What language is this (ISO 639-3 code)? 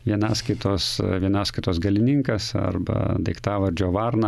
lit